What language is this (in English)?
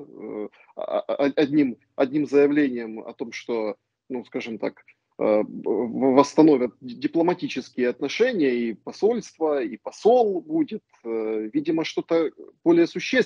Russian